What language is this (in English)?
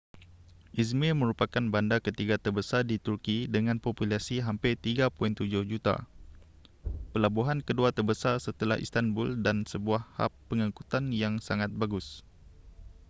Malay